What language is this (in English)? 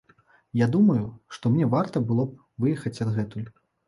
Belarusian